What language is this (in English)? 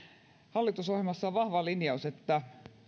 Finnish